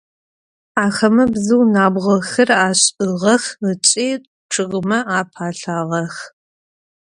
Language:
Adyghe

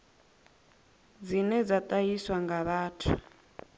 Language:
Venda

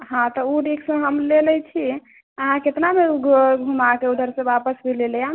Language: Maithili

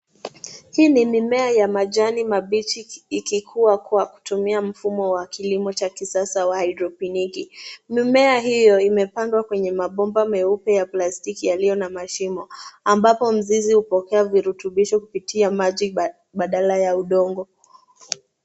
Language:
Swahili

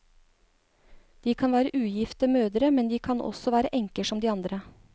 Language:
Norwegian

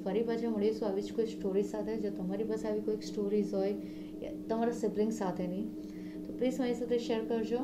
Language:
Gujarati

